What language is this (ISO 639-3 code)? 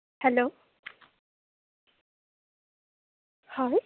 asm